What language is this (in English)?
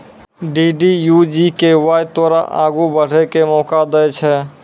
Maithili